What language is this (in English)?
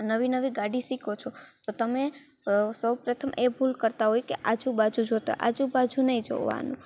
Gujarati